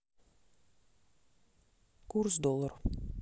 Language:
Russian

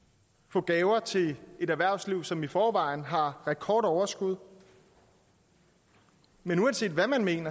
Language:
Danish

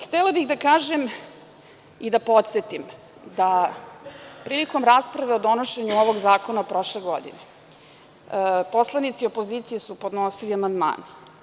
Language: Serbian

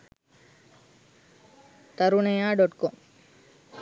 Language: Sinhala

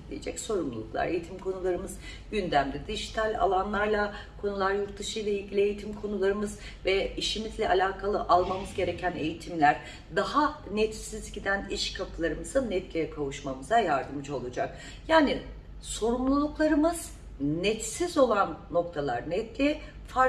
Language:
Turkish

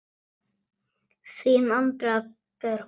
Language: Icelandic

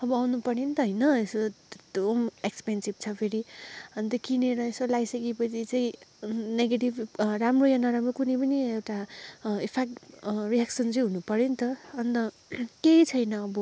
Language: Nepali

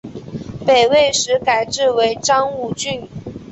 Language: Chinese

